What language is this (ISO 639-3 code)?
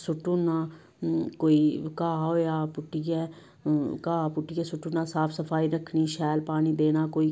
doi